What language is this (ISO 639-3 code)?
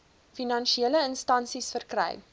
afr